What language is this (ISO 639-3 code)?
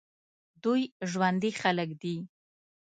pus